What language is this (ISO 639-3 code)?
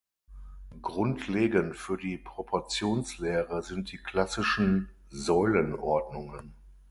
deu